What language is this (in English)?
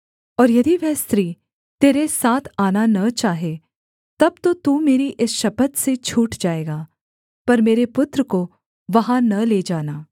Hindi